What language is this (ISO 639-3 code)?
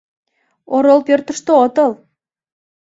chm